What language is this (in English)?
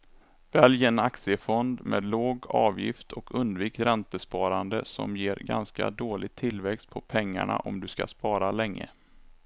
Swedish